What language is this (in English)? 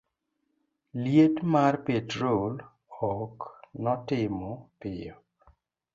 Luo (Kenya and Tanzania)